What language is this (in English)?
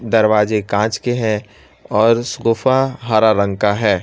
Hindi